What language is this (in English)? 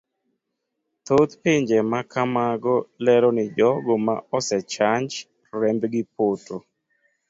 Luo (Kenya and Tanzania)